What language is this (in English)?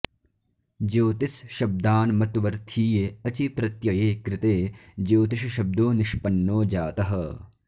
Sanskrit